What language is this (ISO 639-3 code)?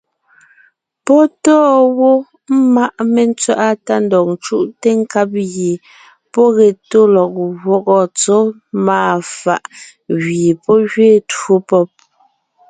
nnh